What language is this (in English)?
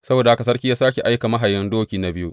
Hausa